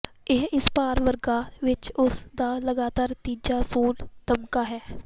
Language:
Punjabi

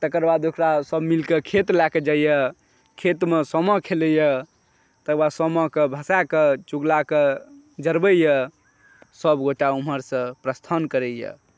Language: Maithili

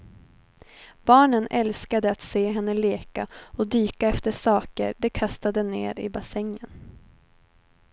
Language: Swedish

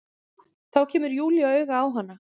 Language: Icelandic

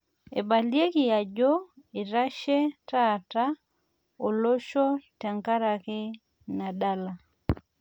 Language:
Masai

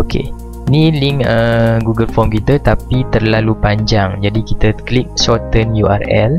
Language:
Malay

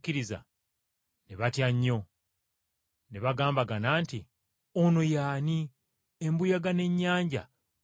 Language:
Ganda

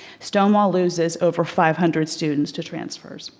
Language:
English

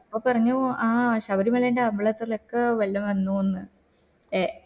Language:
Malayalam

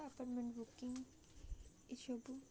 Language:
Odia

